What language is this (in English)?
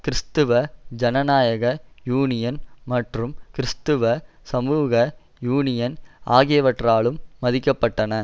Tamil